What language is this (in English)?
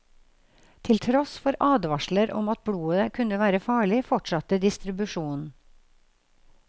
Norwegian